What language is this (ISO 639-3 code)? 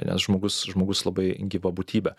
lit